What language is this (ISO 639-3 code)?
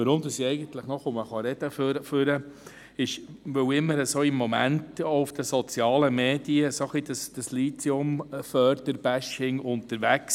gsw